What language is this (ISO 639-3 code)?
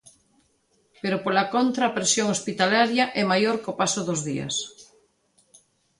glg